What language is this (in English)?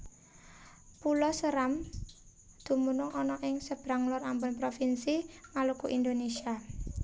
Javanese